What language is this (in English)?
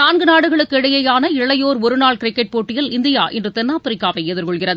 Tamil